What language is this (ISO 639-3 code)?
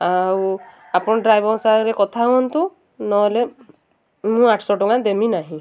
ori